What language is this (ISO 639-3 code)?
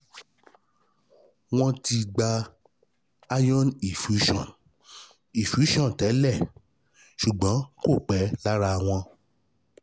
yor